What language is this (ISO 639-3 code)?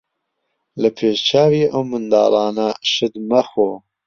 ckb